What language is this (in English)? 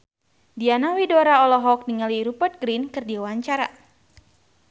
Sundanese